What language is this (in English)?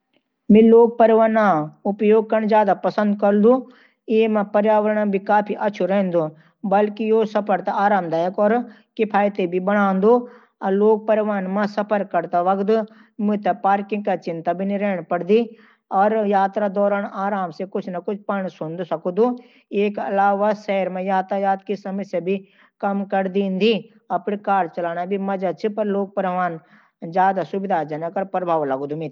Garhwali